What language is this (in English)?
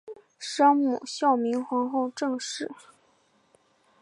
Chinese